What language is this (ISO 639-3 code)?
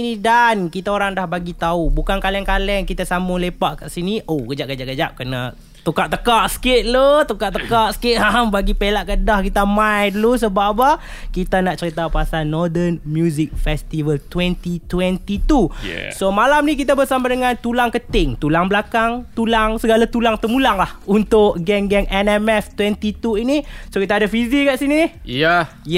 msa